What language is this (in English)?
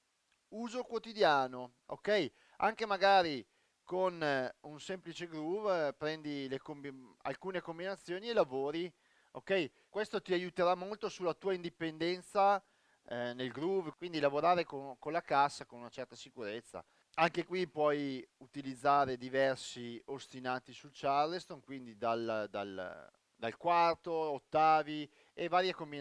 Italian